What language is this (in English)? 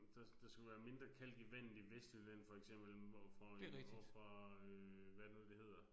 Danish